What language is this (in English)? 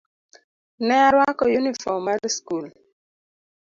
Luo (Kenya and Tanzania)